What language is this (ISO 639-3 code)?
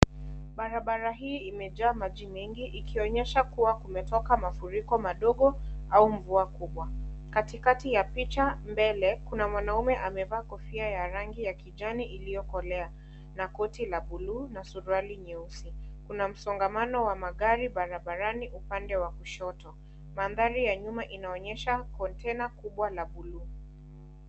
swa